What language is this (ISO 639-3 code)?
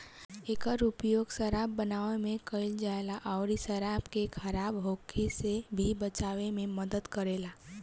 bho